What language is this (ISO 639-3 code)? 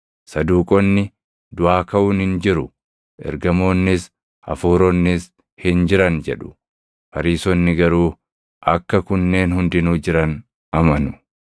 orm